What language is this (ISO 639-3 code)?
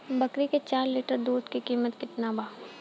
bho